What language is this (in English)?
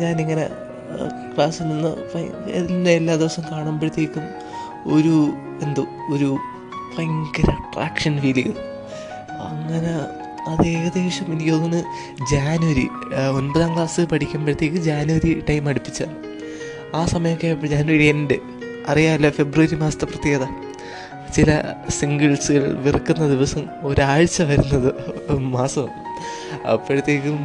Malayalam